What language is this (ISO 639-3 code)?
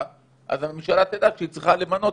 heb